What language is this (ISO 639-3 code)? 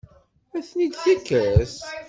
kab